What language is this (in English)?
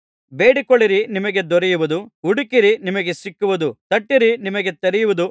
Kannada